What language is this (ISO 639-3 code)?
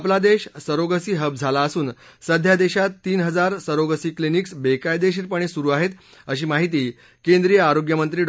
mar